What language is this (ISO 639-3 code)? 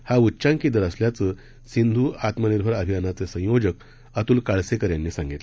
mar